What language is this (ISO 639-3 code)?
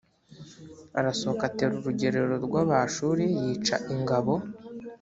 kin